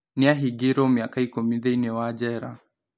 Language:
Kikuyu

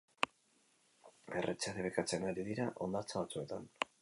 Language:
Basque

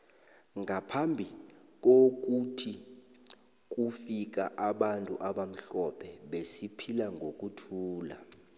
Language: South Ndebele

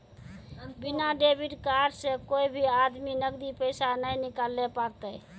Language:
Maithili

